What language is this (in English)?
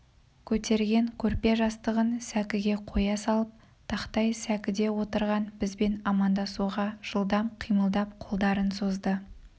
Kazakh